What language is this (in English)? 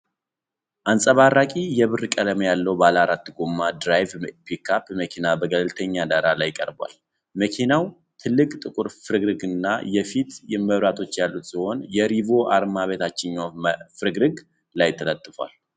Amharic